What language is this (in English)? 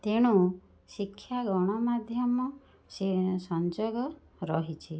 Odia